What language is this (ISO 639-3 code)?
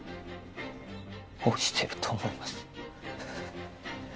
jpn